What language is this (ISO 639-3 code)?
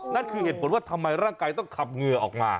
tha